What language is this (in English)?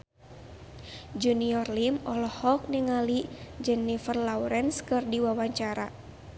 Sundanese